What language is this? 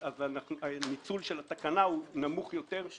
Hebrew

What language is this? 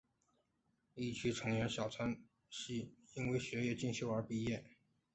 Chinese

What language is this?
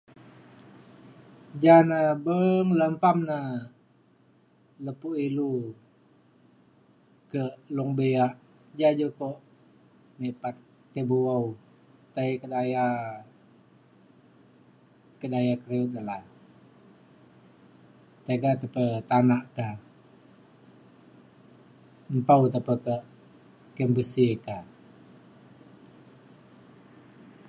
Mainstream Kenyah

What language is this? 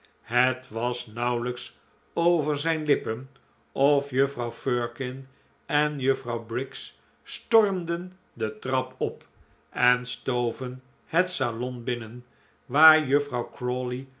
Dutch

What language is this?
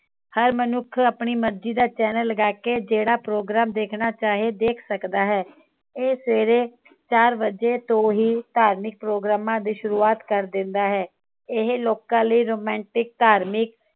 Punjabi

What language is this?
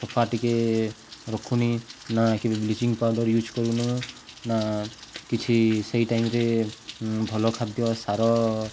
Odia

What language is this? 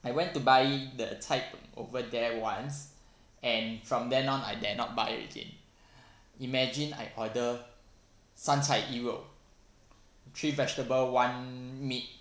English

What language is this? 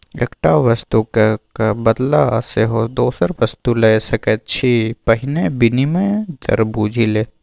Maithili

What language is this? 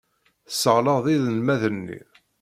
Kabyle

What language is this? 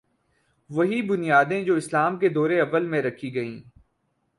Urdu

